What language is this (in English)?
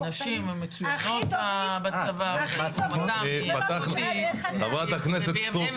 Hebrew